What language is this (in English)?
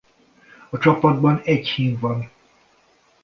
Hungarian